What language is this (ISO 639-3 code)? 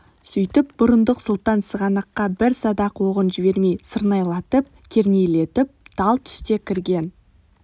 kaz